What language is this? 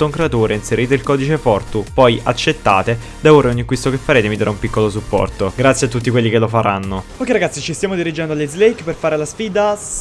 Italian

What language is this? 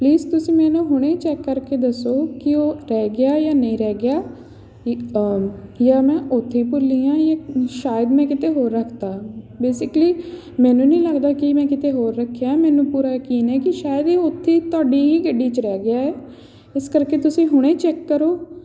Punjabi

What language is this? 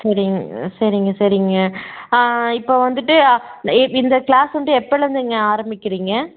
Tamil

